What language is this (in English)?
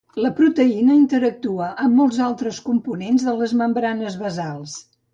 Catalan